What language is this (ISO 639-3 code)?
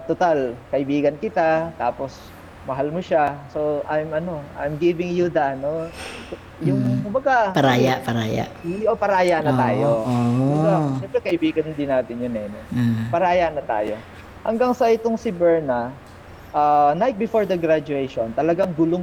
fil